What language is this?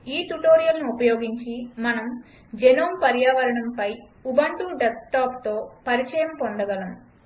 Telugu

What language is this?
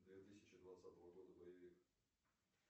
Russian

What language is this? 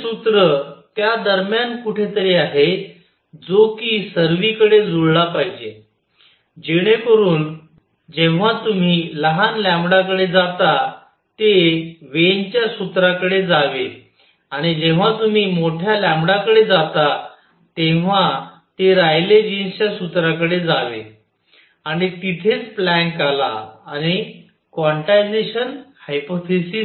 Marathi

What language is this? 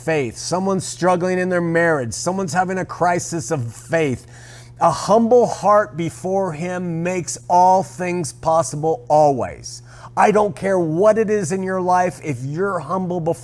English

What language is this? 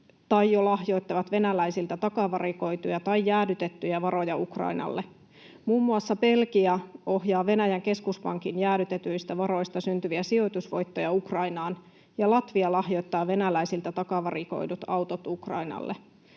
Finnish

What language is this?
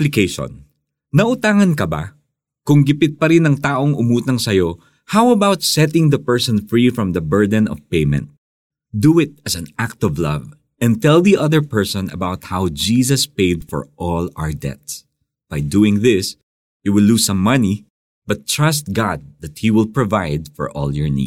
Filipino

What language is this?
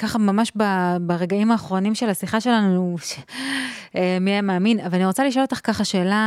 Hebrew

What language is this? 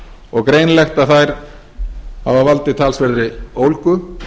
Icelandic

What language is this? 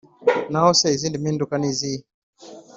Kinyarwanda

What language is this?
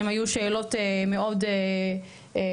Hebrew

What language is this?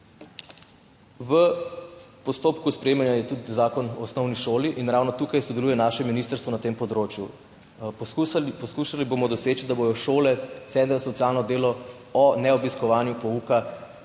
Slovenian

